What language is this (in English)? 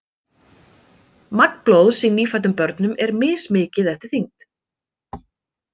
Icelandic